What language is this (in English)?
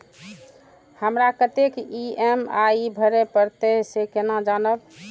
Maithili